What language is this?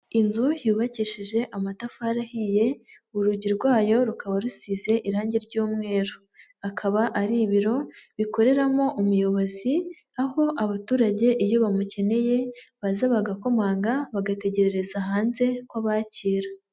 Kinyarwanda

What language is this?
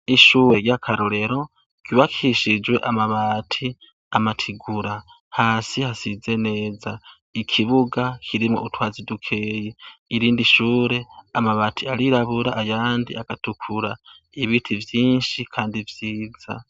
Rundi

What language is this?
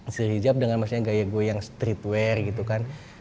Indonesian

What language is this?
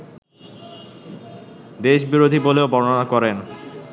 Bangla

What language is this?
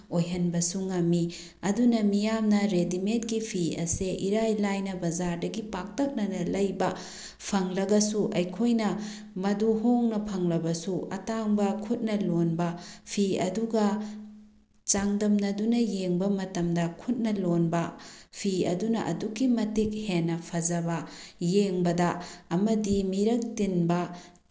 Manipuri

